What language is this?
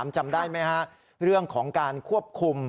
Thai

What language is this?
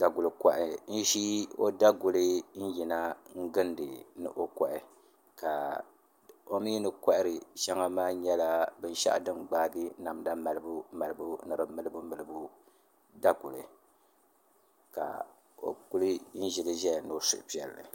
Dagbani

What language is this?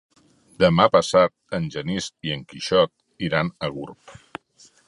Catalan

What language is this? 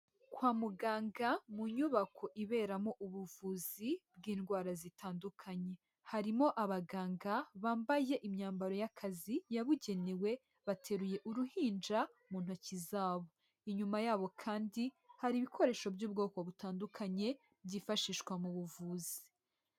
Kinyarwanda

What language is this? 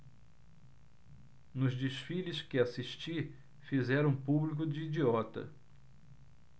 Portuguese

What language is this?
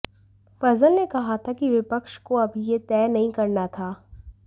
Hindi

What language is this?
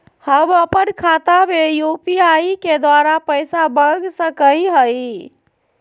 Magahi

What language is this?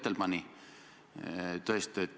Estonian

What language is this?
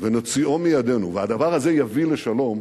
Hebrew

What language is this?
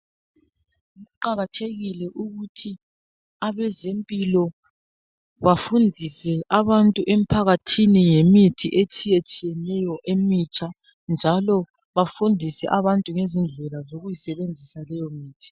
North Ndebele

